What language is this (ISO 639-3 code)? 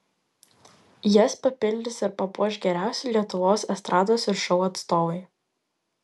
lit